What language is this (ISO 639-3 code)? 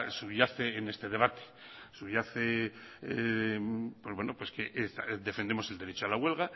spa